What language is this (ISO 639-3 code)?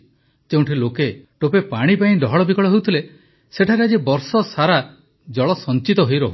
ori